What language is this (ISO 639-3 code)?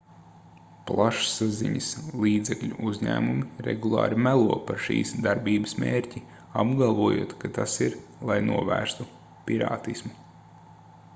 lav